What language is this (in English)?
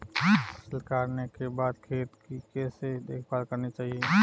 Hindi